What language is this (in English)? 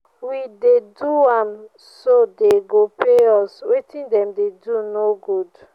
Nigerian Pidgin